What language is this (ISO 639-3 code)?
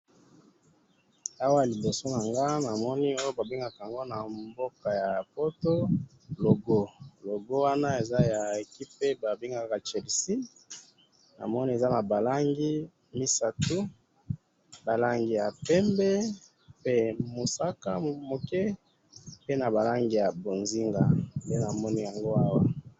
lin